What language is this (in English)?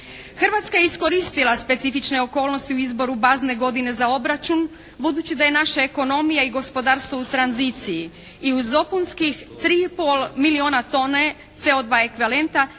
Croatian